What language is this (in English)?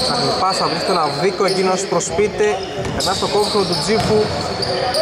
Greek